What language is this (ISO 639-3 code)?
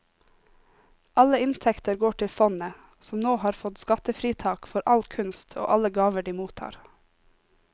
nor